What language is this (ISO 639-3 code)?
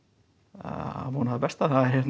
isl